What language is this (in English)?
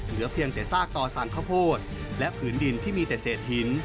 Thai